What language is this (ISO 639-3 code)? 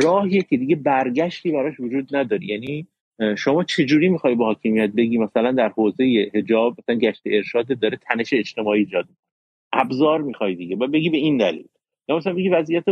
fas